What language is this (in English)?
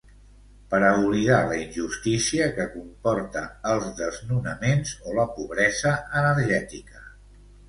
Catalan